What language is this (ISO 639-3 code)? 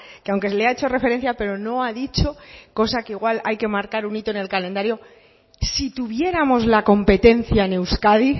spa